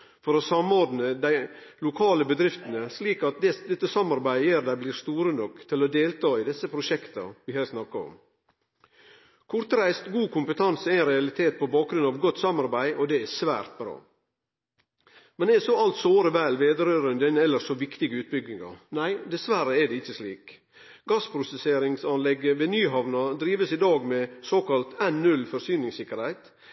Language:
Norwegian Nynorsk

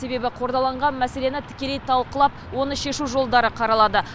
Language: Kazakh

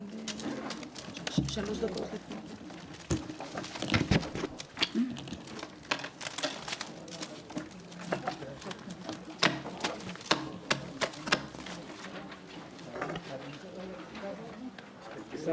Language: Hebrew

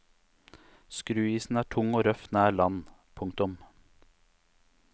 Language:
Norwegian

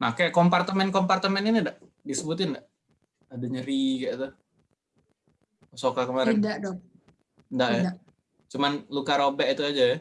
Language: Indonesian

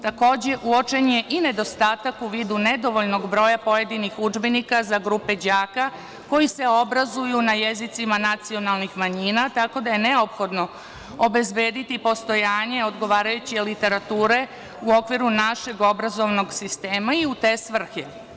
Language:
Serbian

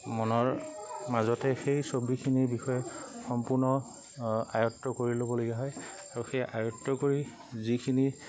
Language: Assamese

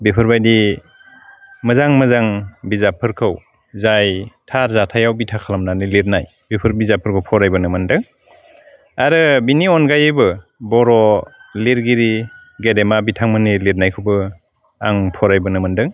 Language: Bodo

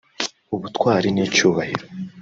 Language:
Kinyarwanda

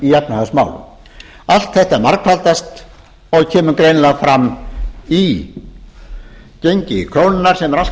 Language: Icelandic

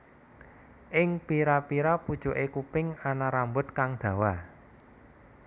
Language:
Javanese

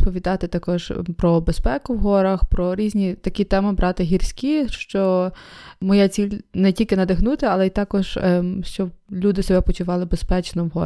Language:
Ukrainian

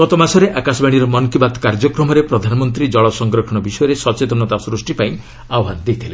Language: Odia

